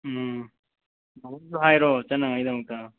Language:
Manipuri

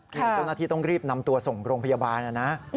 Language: Thai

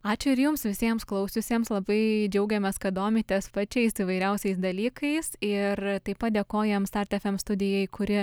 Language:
Lithuanian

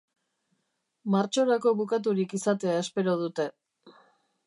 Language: Basque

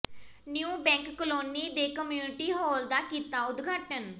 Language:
Punjabi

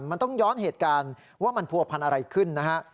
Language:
Thai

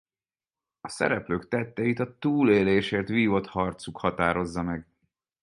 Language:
Hungarian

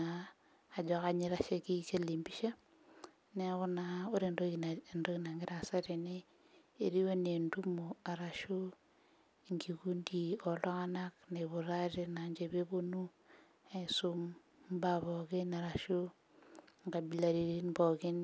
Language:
Masai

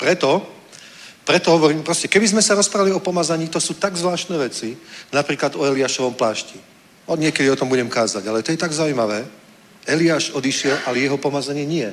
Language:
Czech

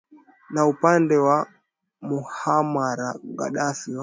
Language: Swahili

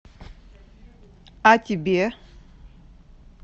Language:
Russian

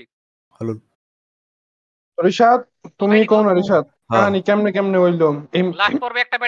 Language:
Bangla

